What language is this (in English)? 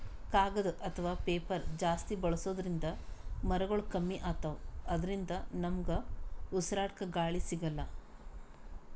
Kannada